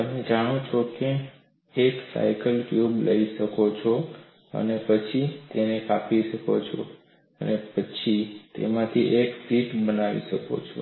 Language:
Gujarati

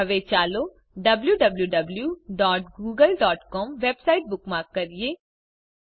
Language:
Gujarati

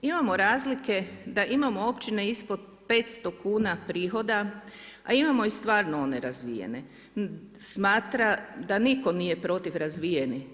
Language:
Croatian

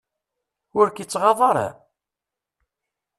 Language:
Kabyle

